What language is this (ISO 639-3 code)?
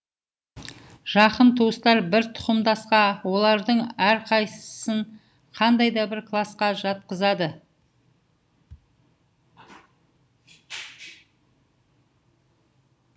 kaz